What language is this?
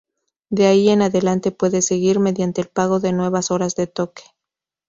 Spanish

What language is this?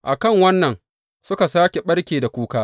Hausa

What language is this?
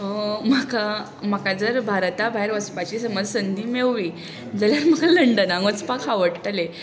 Konkani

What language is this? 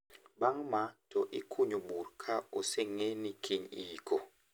Luo (Kenya and Tanzania)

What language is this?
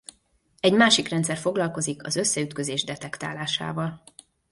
Hungarian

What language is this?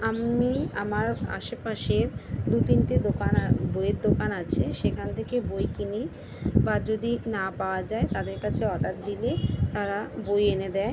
Bangla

